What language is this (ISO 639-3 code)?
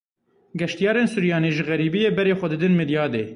kur